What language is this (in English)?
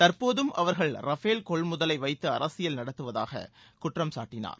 Tamil